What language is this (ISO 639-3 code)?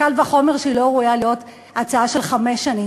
heb